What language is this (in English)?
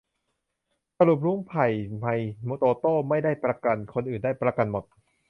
Thai